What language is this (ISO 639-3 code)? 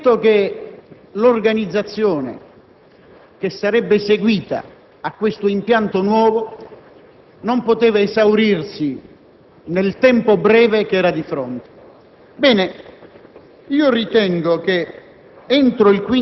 ita